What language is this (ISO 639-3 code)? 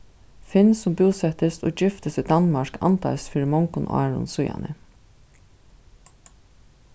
fao